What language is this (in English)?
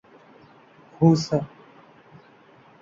Urdu